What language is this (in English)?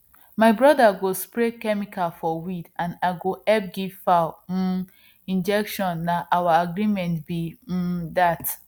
Nigerian Pidgin